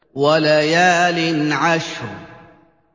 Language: Arabic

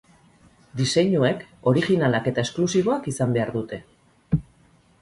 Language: Basque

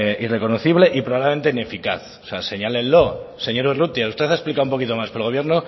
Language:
Spanish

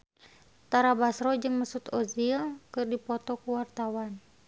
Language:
Sundanese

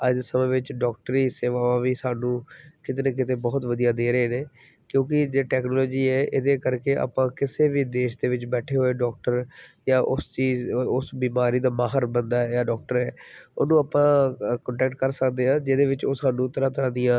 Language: Punjabi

